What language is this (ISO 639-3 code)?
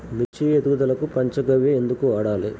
tel